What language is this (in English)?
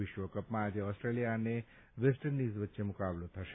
Gujarati